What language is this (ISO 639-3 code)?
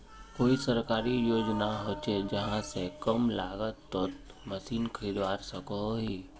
mag